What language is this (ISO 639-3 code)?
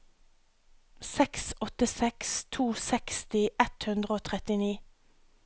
nor